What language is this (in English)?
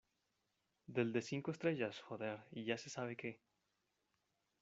Spanish